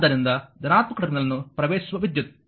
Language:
Kannada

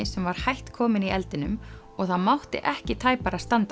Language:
Icelandic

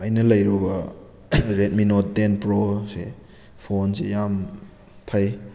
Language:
Manipuri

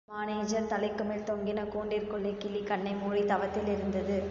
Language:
Tamil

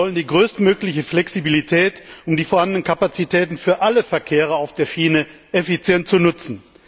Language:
German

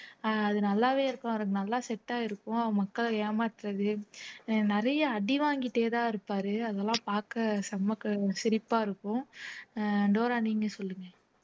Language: Tamil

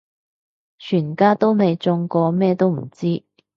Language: Cantonese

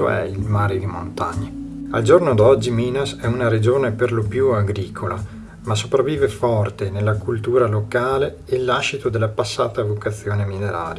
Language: Italian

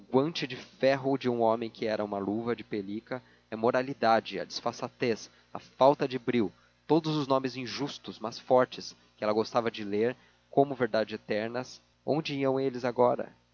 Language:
Portuguese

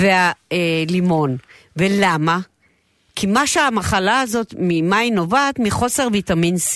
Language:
Hebrew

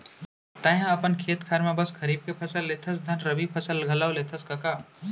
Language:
Chhattisgarhi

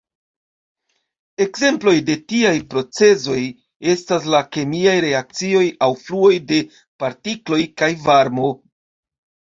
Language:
Esperanto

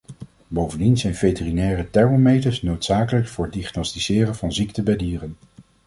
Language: Dutch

